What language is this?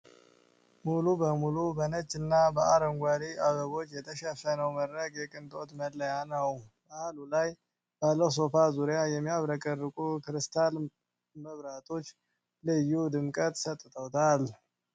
Amharic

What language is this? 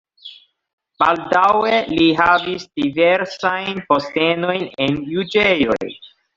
Esperanto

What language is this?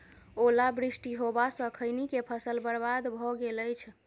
Maithili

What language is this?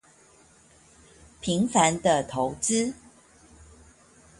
Chinese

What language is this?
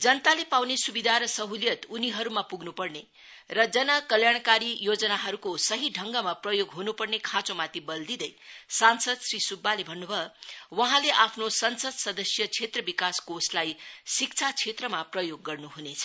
Nepali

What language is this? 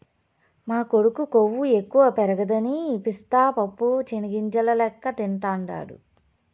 Telugu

